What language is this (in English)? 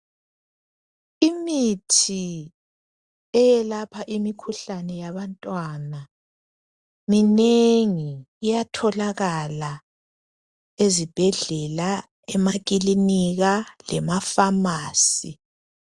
North Ndebele